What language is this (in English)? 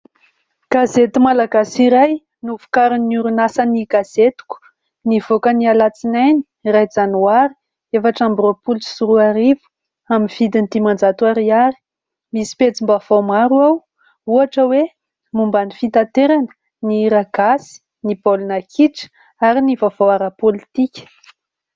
Malagasy